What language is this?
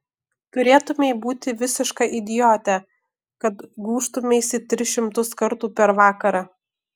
Lithuanian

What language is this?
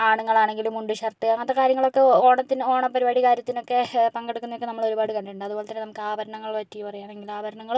Malayalam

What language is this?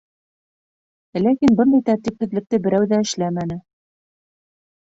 Bashkir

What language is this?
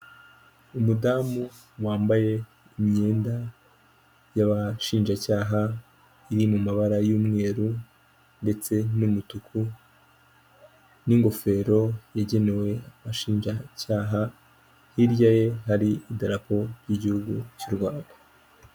Kinyarwanda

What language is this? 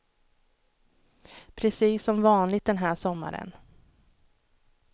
Swedish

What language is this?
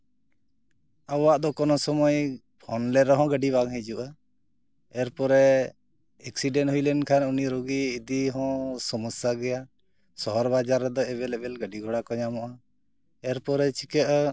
Santali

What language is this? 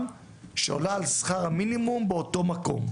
Hebrew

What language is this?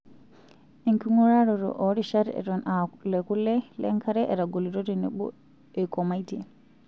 Masai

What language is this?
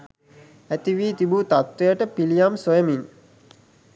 Sinhala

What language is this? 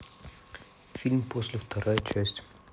Russian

